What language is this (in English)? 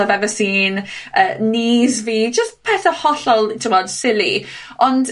Welsh